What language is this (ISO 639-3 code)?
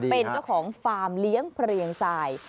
tha